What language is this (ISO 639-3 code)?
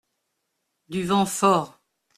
fra